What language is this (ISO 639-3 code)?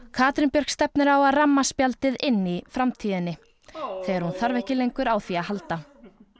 isl